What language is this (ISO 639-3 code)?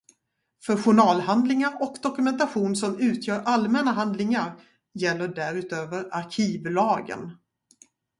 swe